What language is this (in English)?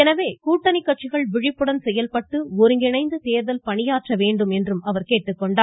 Tamil